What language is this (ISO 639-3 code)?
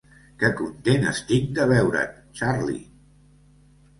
cat